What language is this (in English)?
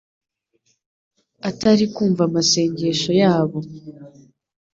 Kinyarwanda